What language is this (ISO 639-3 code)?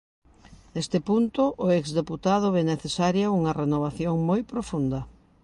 glg